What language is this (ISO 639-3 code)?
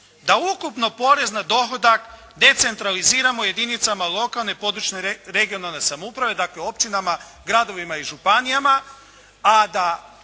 hrv